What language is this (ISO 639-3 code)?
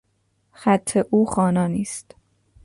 fas